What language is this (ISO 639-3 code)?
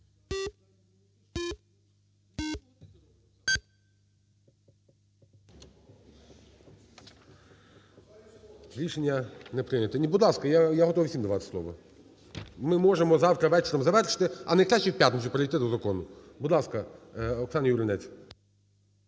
ukr